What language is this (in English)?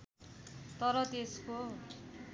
Nepali